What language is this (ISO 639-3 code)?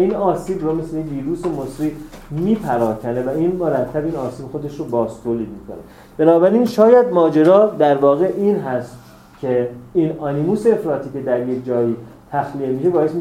fas